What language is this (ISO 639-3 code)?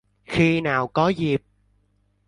vie